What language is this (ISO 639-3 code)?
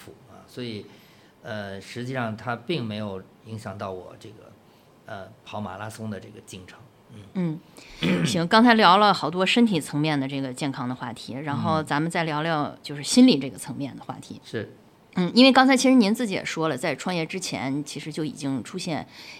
zho